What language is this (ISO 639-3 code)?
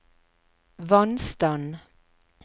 nor